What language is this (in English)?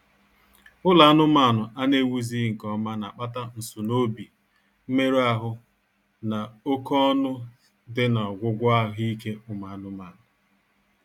Igbo